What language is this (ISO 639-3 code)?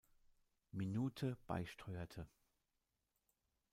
deu